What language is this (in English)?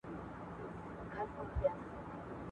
Pashto